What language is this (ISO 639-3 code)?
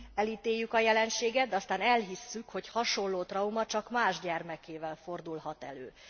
hun